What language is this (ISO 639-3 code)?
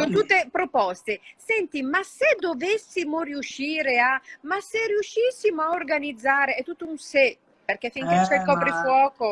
ita